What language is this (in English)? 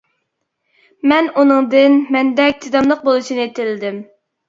Uyghur